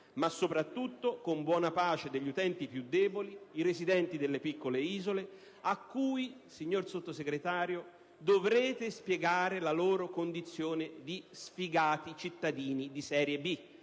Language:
Italian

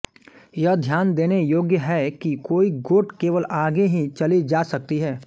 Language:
Hindi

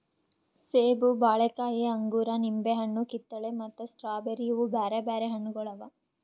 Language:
Kannada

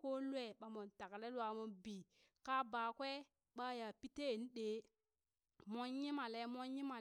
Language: Burak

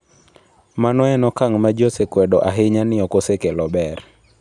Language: Luo (Kenya and Tanzania)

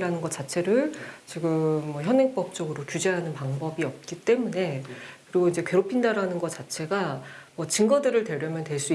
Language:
Korean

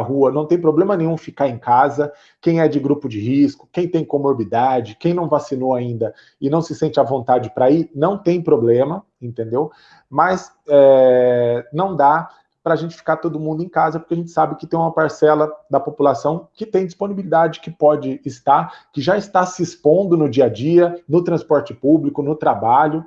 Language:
Portuguese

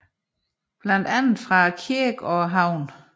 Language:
Danish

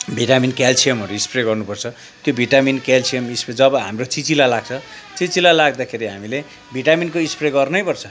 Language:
Nepali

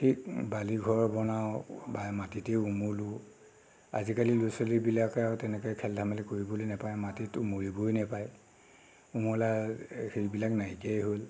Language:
Assamese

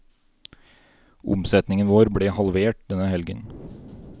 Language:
Norwegian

